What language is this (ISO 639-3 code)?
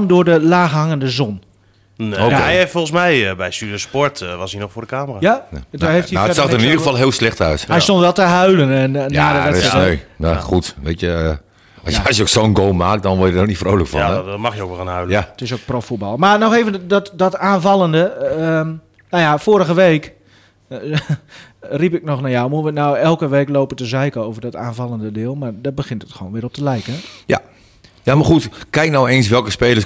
nld